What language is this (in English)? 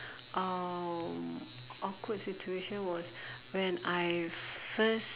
English